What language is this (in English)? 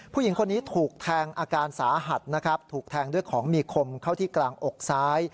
Thai